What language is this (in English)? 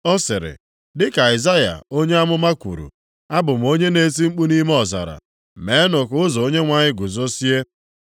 Igbo